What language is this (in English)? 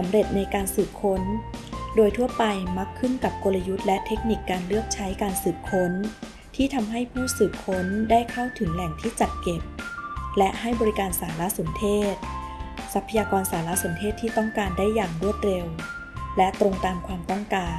Thai